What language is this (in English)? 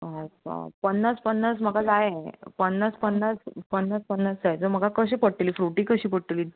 Konkani